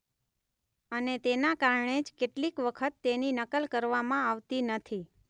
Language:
Gujarati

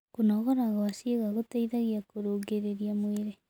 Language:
Kikuyu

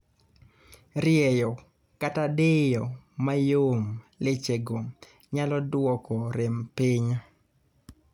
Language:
Luo (Kenya and Tanzania)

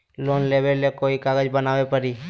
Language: Magahi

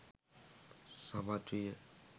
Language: Sinhala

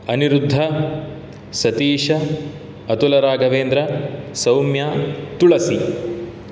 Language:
Sanskrit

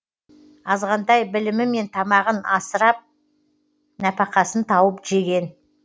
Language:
Kazakh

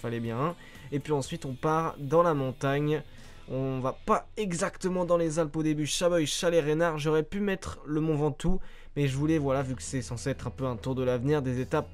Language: French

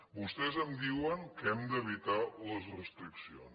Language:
Catalan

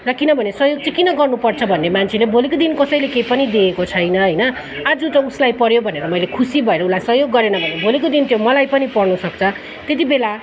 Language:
Nepali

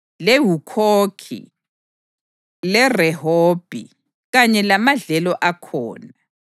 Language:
North Ndebele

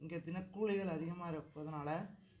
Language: Tamil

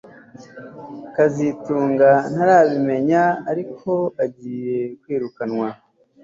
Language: Kinyarwanda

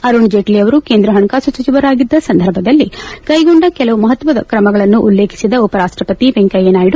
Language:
Kannada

